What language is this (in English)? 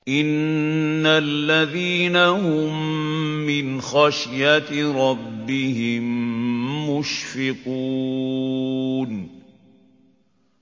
Arabic